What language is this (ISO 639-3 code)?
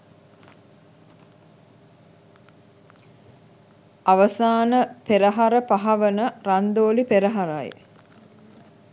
sin